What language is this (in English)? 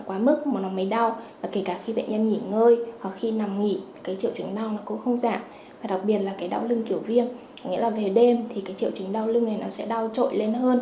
Vietnamese